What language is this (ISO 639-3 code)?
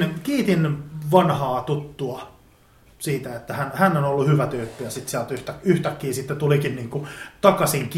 fin